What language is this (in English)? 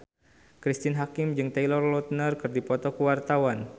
Sundanese